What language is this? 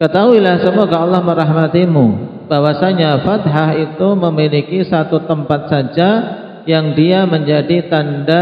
Indonesian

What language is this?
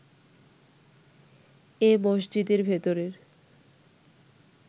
Bangla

